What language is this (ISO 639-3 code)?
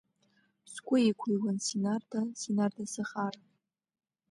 abk